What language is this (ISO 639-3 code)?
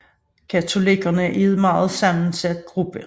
dan